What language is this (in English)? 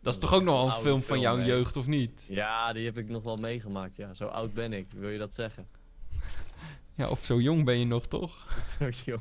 Dutch